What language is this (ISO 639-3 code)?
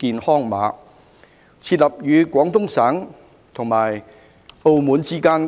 yue